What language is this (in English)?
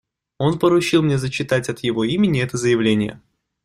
Russian